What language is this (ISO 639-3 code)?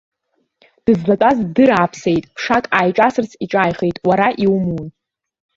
abk